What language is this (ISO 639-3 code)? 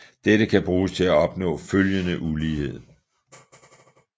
dan